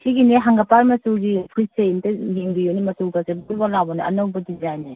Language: Manipuri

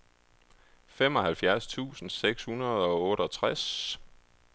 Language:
Danish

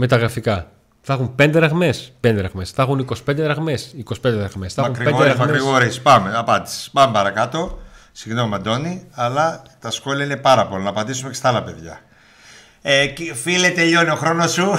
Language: Greek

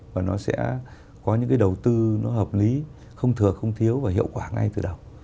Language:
Vietnamese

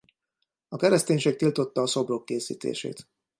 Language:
Hungarian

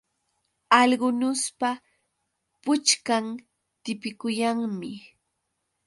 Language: Yauyos Quechua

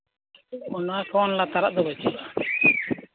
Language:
Santali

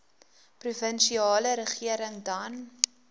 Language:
Afrikaans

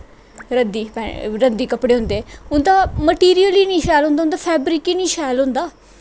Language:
Dogri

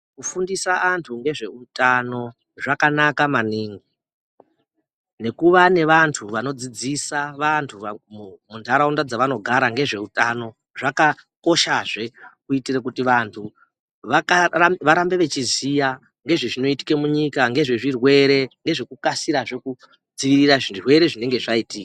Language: Ndau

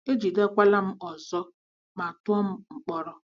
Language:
Igbo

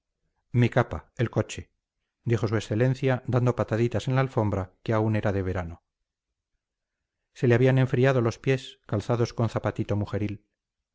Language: Spanish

